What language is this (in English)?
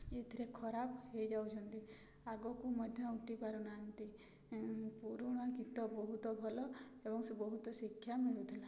Odia